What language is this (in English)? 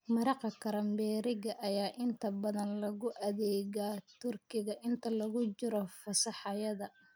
Somali